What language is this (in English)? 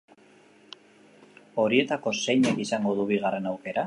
Basque